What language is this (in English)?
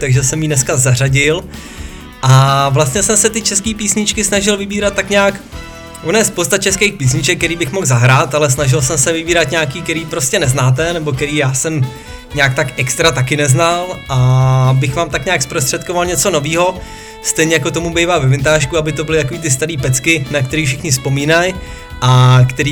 Czech